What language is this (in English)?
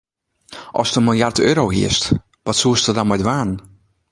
Western Frisian